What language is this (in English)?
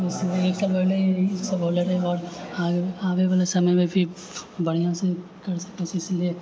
Maithili